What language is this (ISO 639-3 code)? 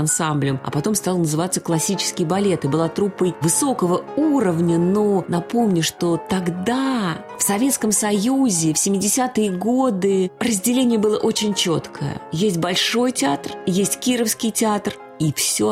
rus